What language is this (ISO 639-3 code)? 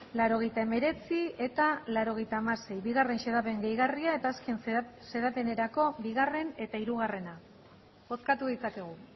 eus